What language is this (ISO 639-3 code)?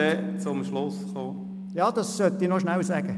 gsw